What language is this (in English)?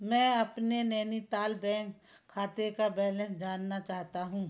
Hindi